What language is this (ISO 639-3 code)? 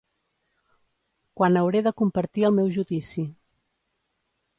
cat